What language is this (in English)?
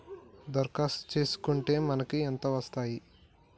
Telugu